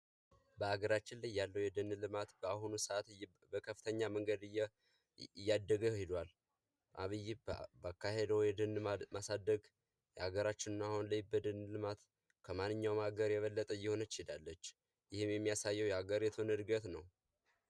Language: Amharic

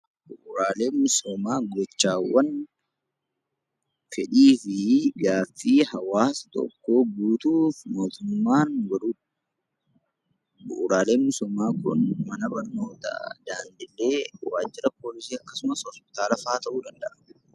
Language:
Oromo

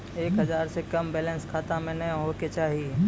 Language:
Maithili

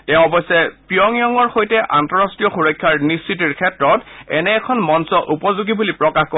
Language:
Assamese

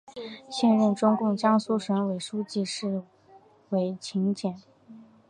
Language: Chinese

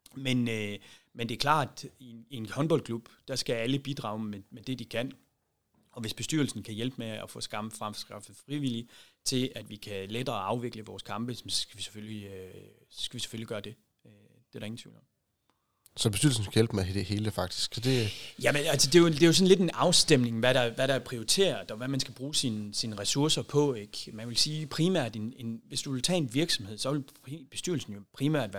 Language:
Danish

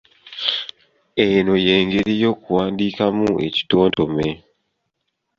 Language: Ganda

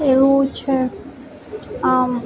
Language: Gujarati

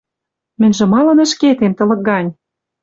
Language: Western Mari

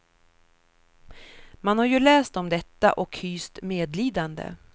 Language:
Swedish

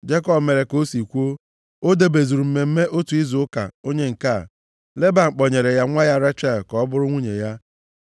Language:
Igbo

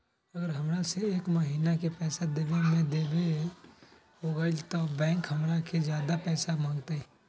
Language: Magahi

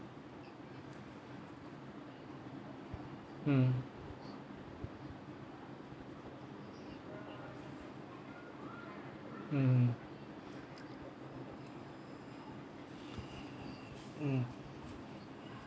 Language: English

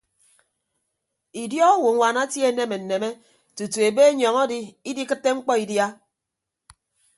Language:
Ibibio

